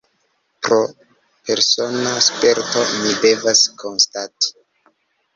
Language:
Esperanto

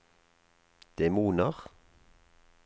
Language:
Norwegian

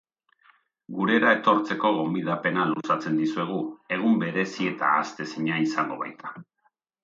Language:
Basque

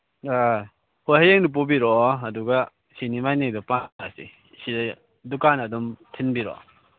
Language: Manipuri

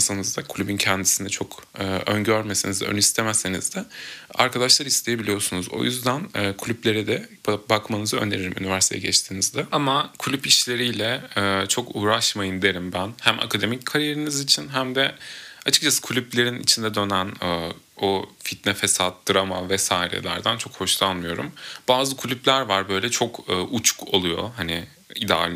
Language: Turkish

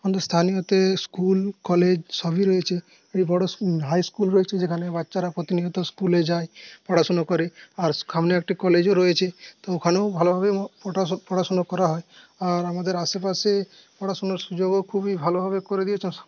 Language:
Bangla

